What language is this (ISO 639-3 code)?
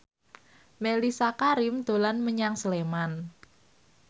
jav